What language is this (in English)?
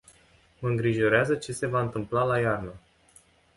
Romanian